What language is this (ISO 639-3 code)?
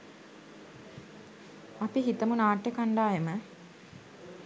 sin